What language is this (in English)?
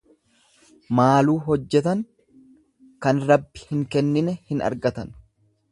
Oromo